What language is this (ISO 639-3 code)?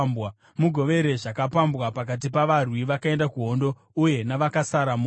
sna